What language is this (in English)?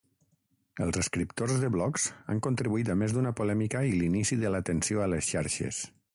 Catalan